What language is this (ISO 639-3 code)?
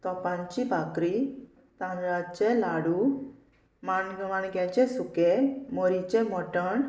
kok